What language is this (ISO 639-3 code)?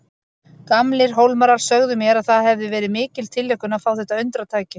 isl